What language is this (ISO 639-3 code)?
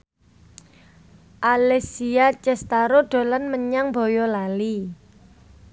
jav